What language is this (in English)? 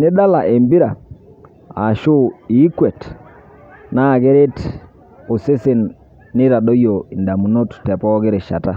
Masai